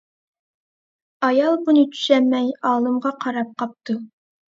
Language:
Uyghur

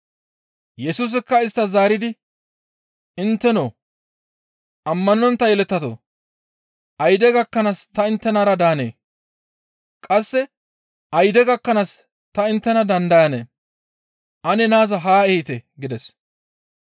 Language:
Gamo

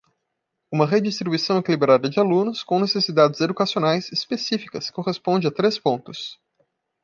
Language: Portuguese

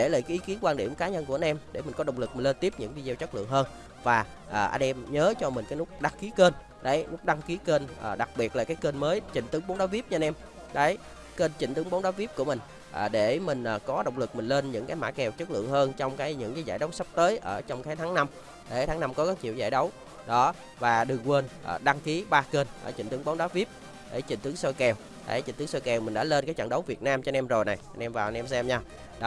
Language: Vietnamese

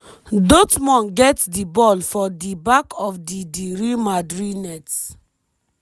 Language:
Nigerian Pidgin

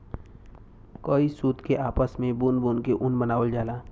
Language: Bhojpuri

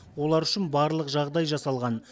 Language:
Kazakh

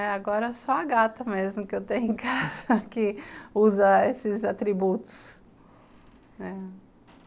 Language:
Portuguese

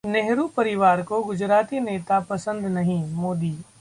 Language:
Hindi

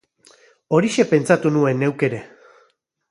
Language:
Basque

